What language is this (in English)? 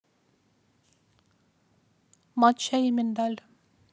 Russian